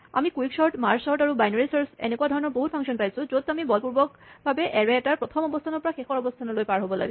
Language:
Assamese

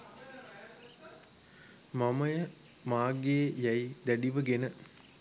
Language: Sinhala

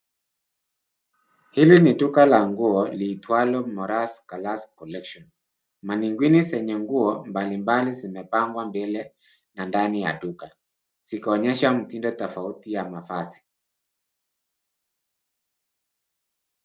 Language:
Swahili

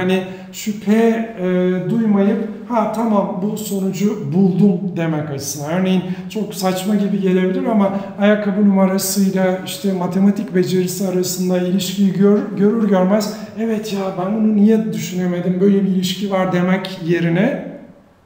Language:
Turkish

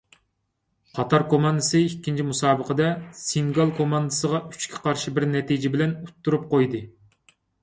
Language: Uyghur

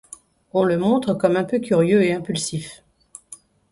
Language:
French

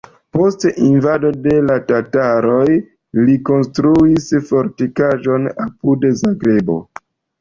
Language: Esperanto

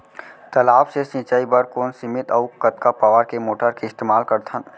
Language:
Chhattisgarhi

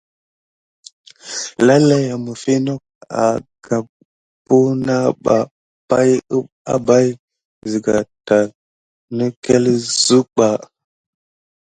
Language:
Gidar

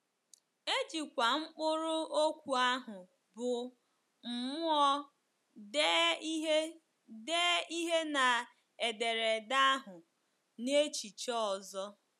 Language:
Igbo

